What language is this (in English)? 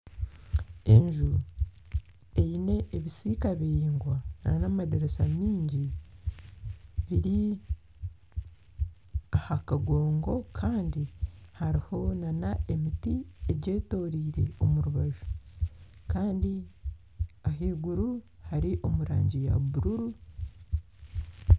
Nyankole